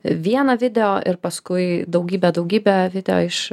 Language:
Lithuanian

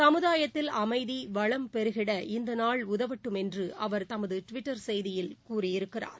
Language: Tamil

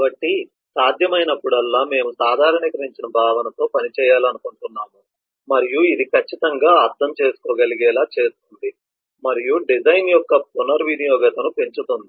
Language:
Telugu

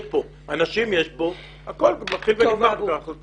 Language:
Hebrew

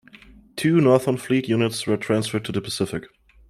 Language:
English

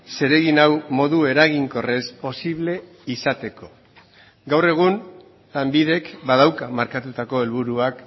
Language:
Basque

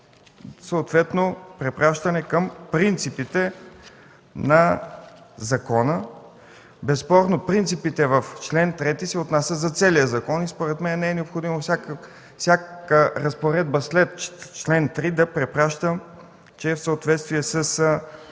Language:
Bulgarian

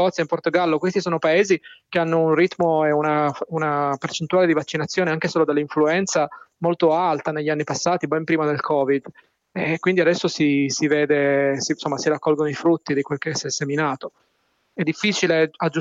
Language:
Italian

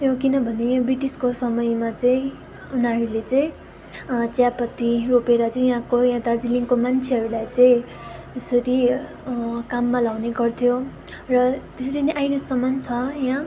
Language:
Nepali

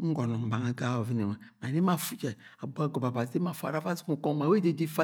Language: Agwagwune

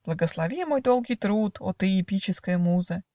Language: Russian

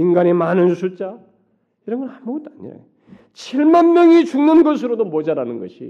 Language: Korean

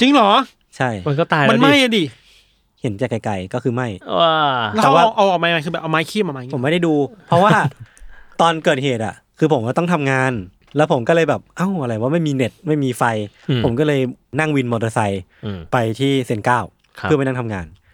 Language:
Thai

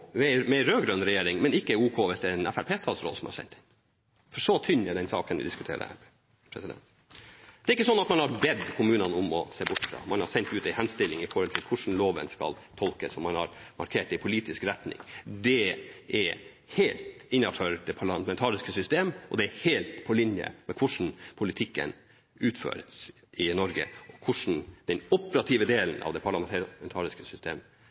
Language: Norwegian Bokmål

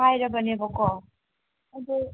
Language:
Manipuri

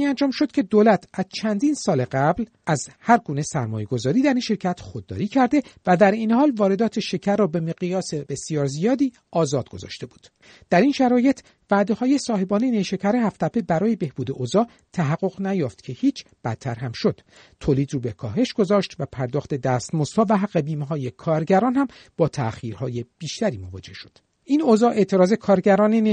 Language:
Persian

